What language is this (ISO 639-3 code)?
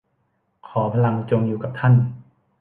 tha